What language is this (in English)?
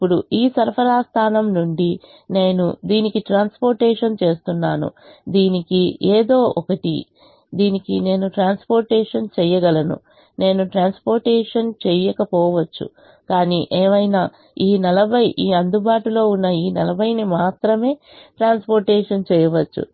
Telugu